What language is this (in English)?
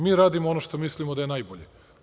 Serbian